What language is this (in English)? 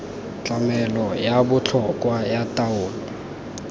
Tswana